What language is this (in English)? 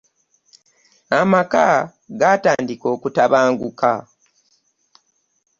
Ganda